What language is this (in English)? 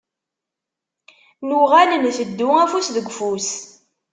Kabyle